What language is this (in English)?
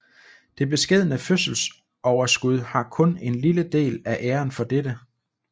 Danish